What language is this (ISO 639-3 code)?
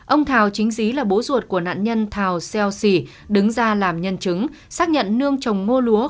vie